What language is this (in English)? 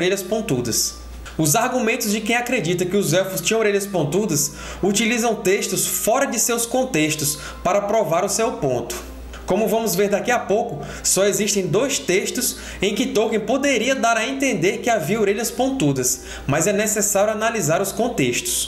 Portuguese